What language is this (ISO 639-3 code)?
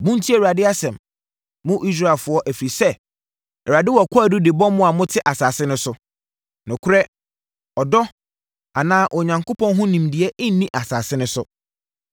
aka